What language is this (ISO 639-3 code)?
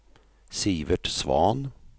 swe